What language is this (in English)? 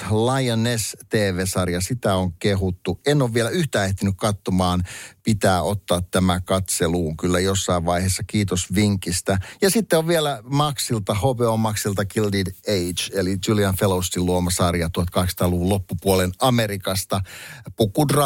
Finnish